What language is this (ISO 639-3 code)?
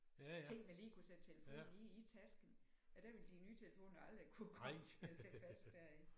dan